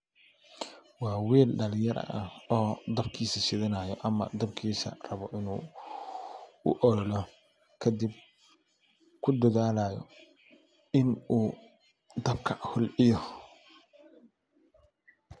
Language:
Somali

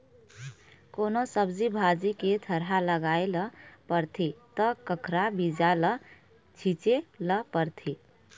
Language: Chhattisgarhi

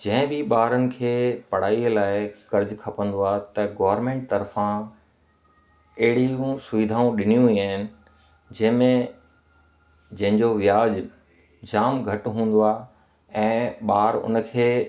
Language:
Sindhi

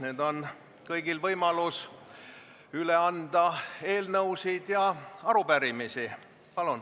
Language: Estonian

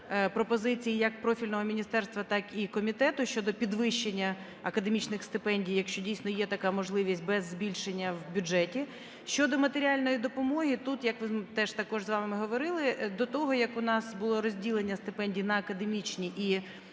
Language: Ukrainian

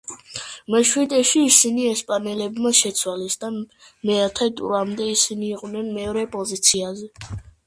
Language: Georgian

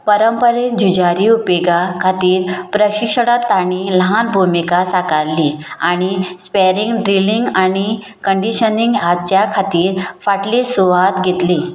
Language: Konkani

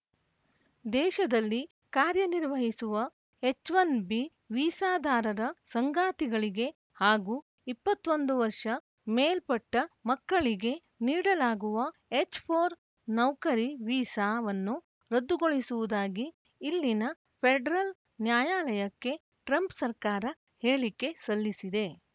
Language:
Kannada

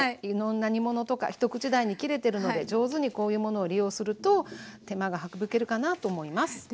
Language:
Japanese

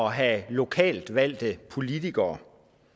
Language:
Danish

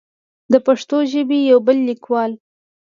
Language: Pashto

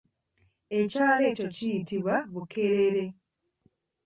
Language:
Ganda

